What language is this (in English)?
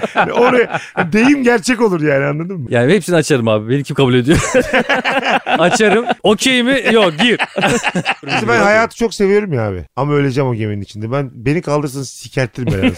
Turkish